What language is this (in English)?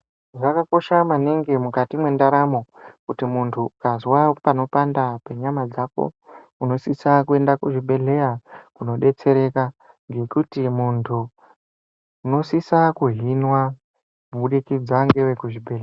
Ndau